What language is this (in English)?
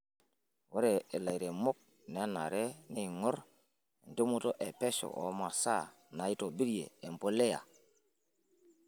Masai